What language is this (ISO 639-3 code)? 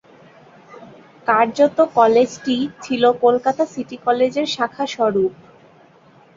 ben